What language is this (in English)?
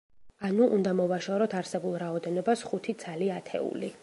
Georgian